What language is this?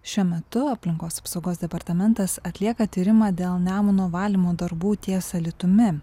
Lithuanian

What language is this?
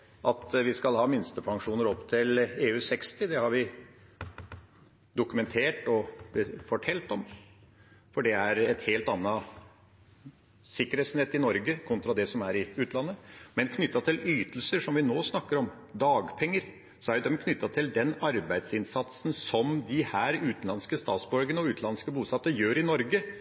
Norwegian Bokmål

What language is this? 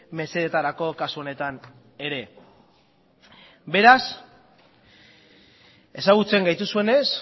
Basque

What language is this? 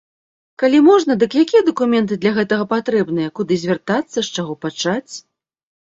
Belarusian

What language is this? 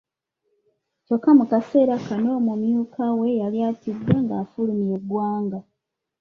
Ganda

